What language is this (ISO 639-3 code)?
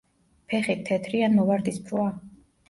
kat